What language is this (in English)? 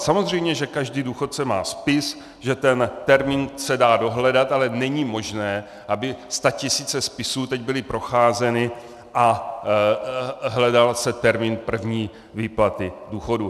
Czech